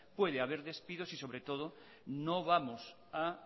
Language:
Spanish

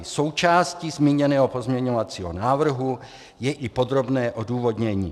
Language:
Czech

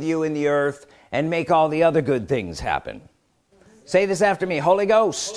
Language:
English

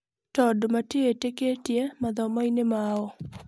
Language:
Kikuyu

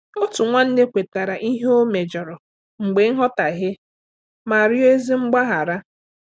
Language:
Igbo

